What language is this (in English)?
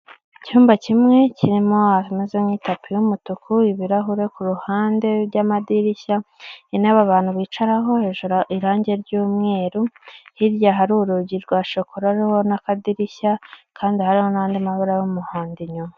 Kinyarwanda